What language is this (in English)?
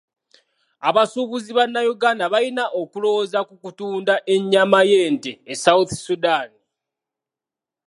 Ganda